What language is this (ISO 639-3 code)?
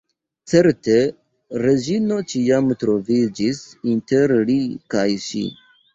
epo